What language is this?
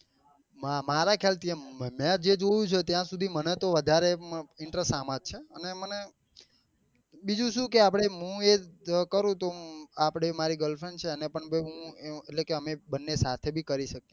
Gujarati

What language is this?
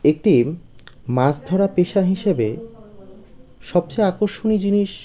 Bangla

